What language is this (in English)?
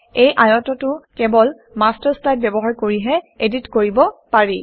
Assamese